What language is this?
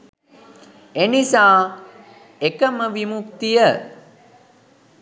Sinhala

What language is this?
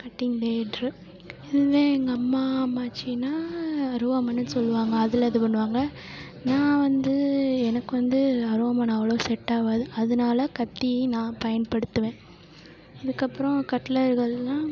Tamil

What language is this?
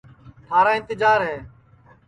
Sansi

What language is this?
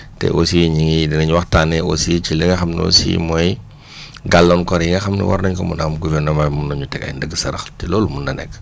Wolof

